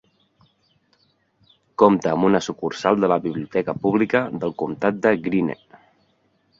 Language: Catalan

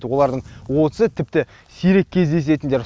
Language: Kazakh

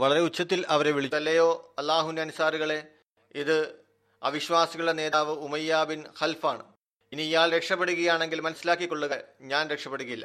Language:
Malayalam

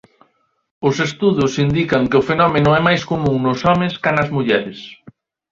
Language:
Galician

